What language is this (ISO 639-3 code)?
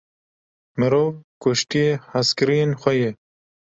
kur